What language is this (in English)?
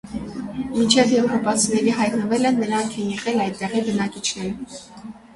Armenian